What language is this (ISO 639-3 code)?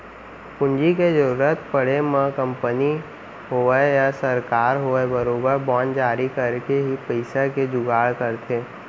hne